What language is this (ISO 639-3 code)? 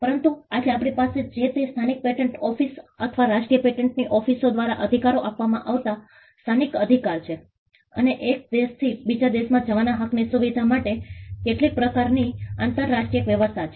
guj